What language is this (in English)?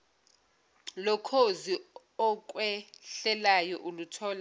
Zulu